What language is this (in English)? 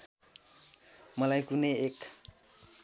Nepali